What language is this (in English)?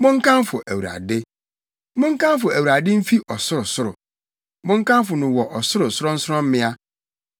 Akan